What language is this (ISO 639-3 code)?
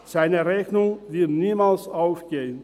gsw